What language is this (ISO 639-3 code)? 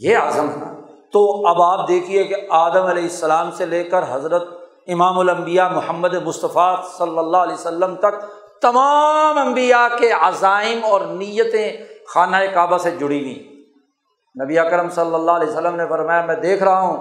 urd